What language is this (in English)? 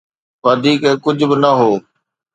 Sindhi